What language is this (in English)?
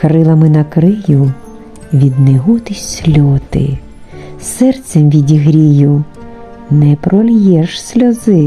Russian